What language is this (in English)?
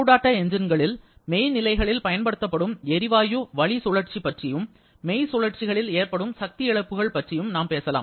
Tamil